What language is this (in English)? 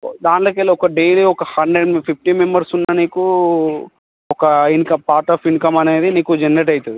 Telugu